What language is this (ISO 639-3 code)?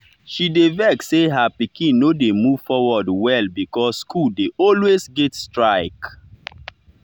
pcm